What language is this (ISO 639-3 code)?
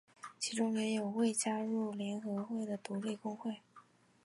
zho